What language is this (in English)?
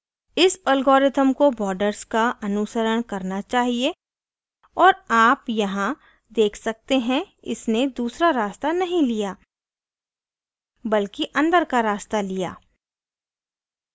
Hindi